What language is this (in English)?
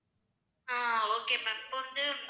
Tamil